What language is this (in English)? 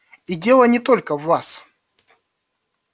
Russian